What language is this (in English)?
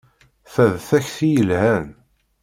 Kabyle